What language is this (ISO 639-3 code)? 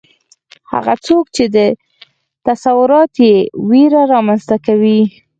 pus